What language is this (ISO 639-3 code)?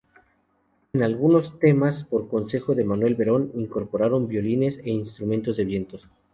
spa